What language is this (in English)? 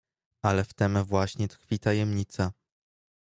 Polish